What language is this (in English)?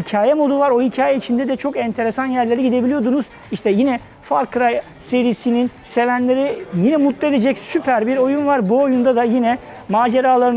Turkish